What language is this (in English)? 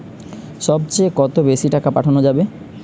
Bangla